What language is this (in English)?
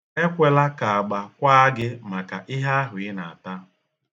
Igbo